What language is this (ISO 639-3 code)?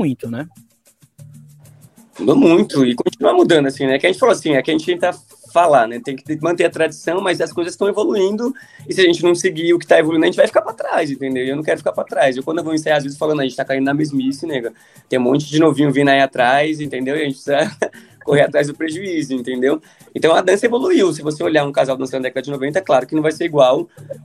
por